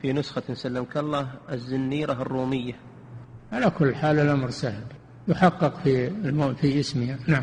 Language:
Arabic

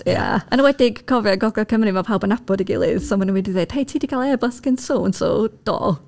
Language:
Welsh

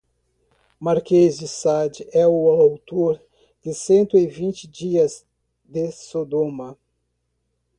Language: Portuguese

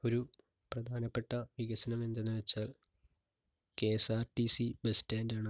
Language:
Malayalam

